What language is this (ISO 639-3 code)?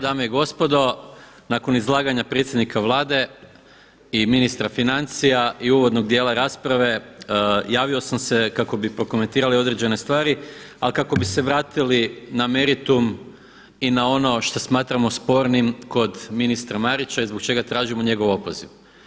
hrv